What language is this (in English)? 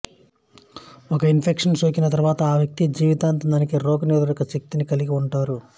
Telugu